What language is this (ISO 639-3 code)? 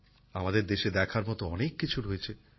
ben